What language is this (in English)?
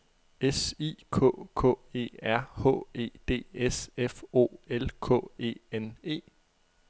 Danish